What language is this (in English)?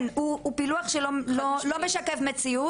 Hebrew